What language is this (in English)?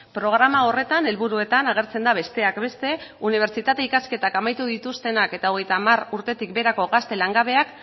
Basque